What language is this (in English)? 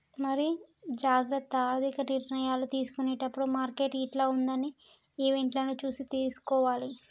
Telugu